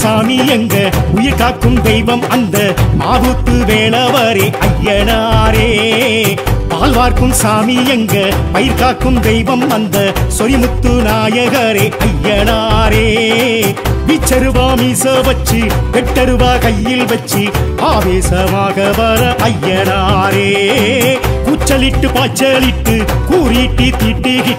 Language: Tamil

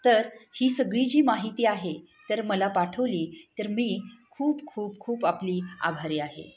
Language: Marathi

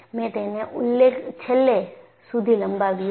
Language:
Gujarati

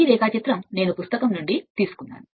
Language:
Telugu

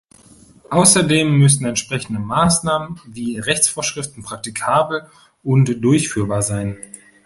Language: German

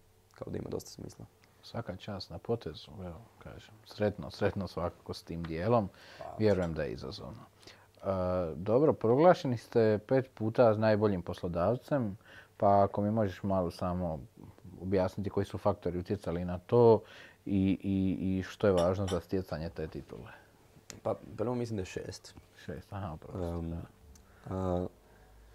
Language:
Croatian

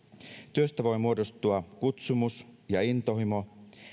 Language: Finnish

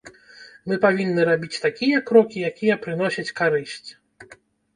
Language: Belarusian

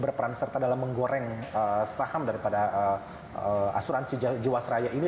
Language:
Indonesian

